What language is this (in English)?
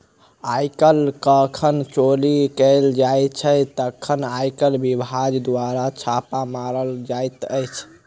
Maithili